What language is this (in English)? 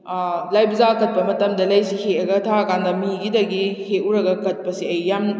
Manipuri